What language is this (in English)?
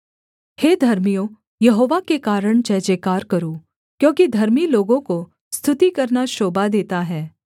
Hindi